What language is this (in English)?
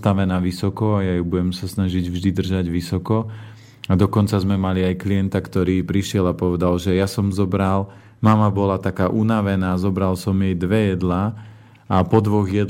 Slovak